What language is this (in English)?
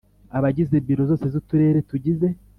Kinyarwanda